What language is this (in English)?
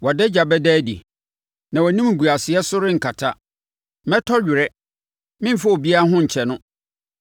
Akan